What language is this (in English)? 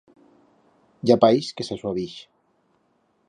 Aragonese